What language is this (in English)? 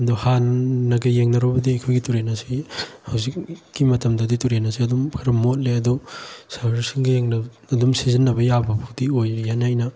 Manipuri